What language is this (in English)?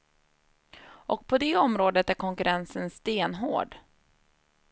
Swedish